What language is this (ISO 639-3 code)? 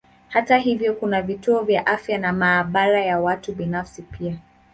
swa